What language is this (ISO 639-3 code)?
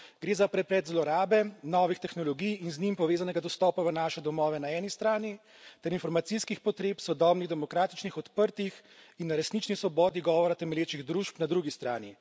slv